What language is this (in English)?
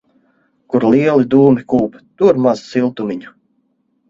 Latvian